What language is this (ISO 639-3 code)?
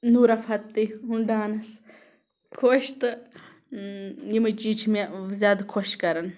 kas